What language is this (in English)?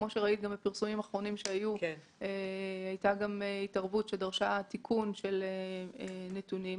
Hebrew